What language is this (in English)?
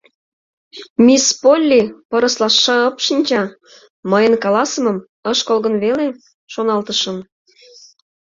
Mari